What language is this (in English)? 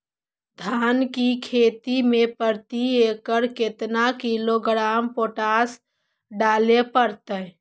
Magahi